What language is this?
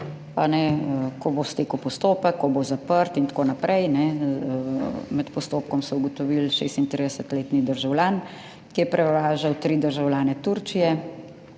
Slovenian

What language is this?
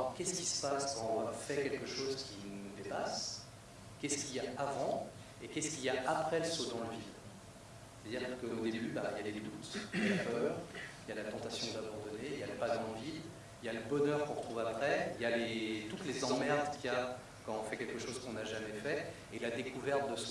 French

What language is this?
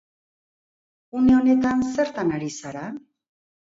Basque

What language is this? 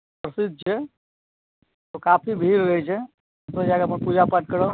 Maithili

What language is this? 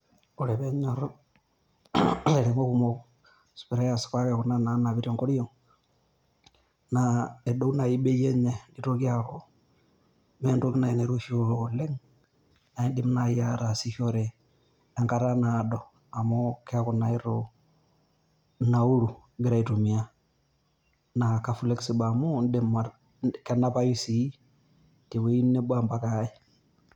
Masai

